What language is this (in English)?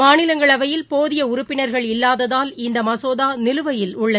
Tamil